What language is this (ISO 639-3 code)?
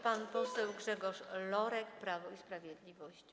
pol